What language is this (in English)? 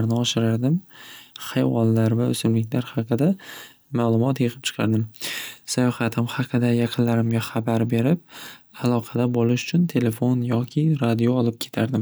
Uzbek